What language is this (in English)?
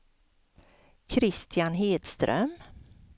Swedish